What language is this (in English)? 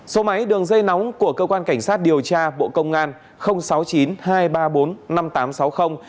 Vietnamese